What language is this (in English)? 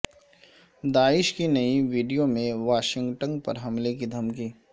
Urdu